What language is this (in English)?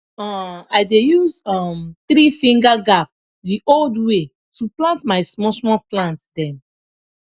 Nigerian Pidgin